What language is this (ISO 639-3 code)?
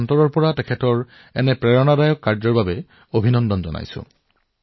asm